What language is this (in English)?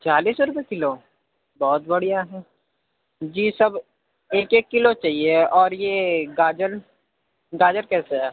Urdu